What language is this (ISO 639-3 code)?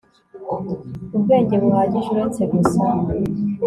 kin